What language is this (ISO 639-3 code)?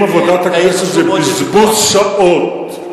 heb